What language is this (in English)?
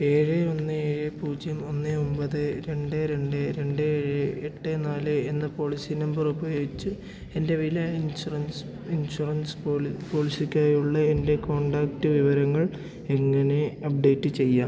Malayalam